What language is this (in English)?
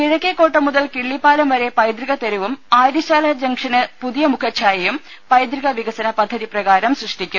Malayalam